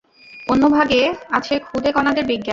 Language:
Bangla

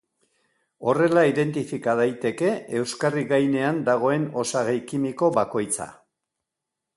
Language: Basque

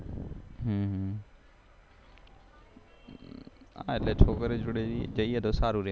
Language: Gujarati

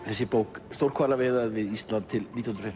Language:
Icelandic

